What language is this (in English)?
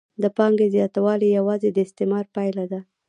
Pashto